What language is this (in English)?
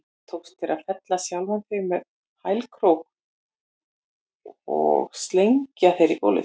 Icelandic